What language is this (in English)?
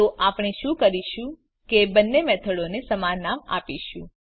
Gujarati